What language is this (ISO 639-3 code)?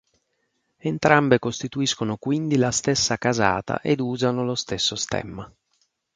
ita